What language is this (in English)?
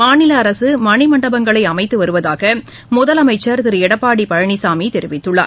Tamil